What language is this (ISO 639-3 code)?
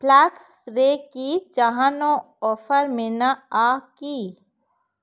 sat